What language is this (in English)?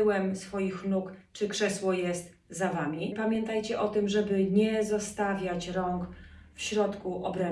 Polish